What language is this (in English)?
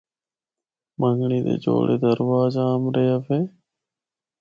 Northern Hindko